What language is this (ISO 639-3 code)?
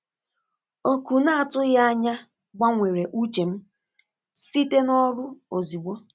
ibo